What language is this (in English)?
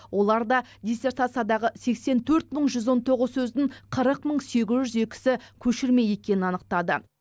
Kazakh